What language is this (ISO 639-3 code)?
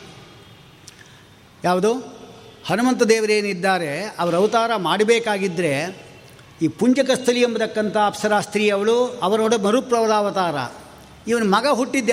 kan